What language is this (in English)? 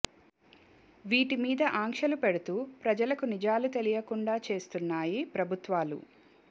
Telugu